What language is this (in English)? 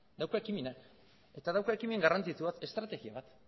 Basque